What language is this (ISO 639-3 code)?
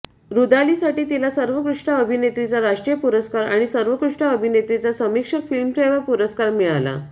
mar